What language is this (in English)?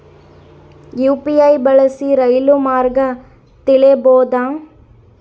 Kannada